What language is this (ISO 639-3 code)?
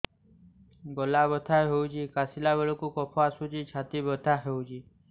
ori